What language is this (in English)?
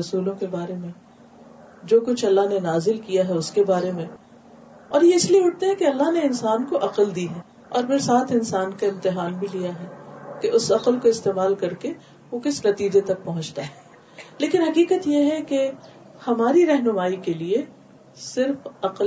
Urdu